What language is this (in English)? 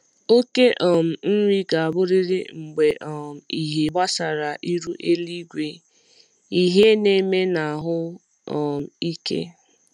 Igbo